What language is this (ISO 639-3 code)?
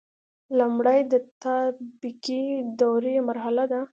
pus